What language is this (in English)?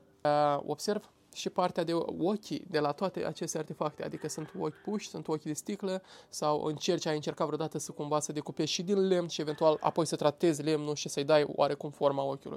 Romanian